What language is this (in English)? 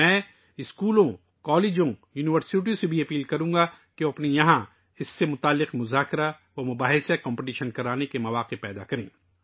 Urdu